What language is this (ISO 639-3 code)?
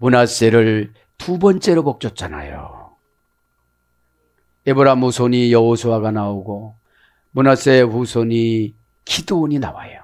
kor